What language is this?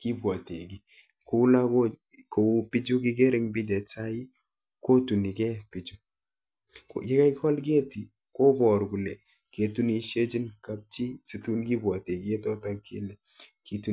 Kalenjin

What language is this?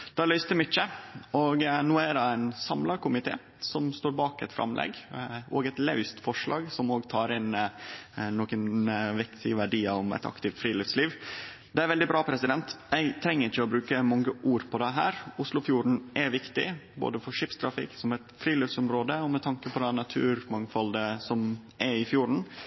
Norwegian Nynorsk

